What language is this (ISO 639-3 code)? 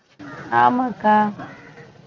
tam